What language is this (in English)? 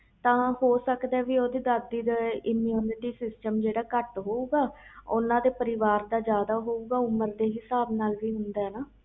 Punjabi